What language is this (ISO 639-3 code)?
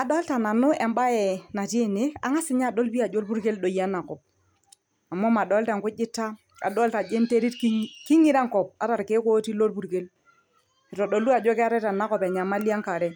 mas